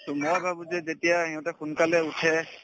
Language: Assamese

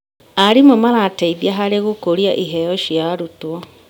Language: Kikuyu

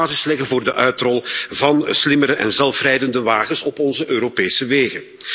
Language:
Dutch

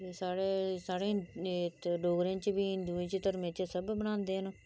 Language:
Dogri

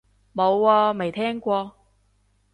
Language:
Cantonese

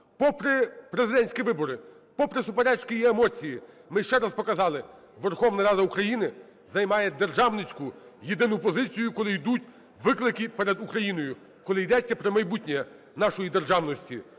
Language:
Ukrainian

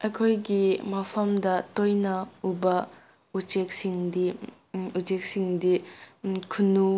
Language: Manipuri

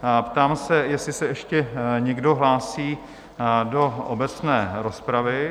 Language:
Czech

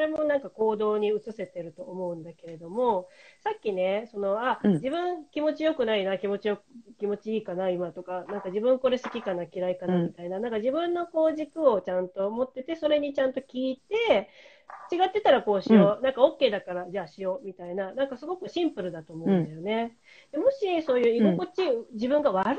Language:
Japanese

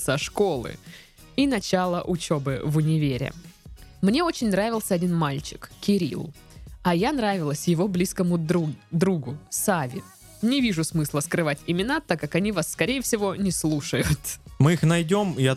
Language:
Russian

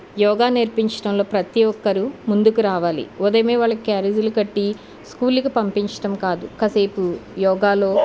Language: Telugu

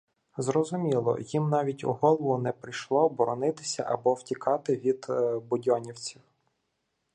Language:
Ukrainian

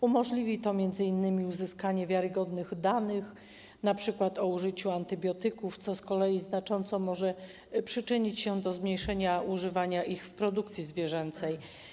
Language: Polish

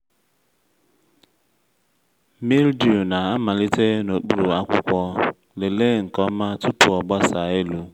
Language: Igbo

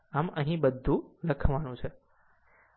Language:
Gujarati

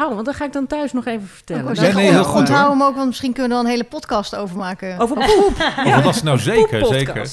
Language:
Dutch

